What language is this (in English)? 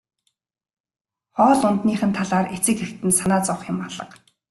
Mongolian